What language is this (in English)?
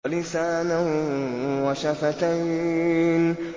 Arabic